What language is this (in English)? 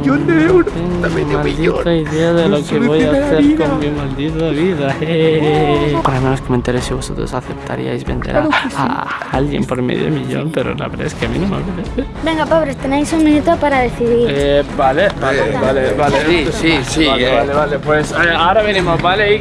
Spanish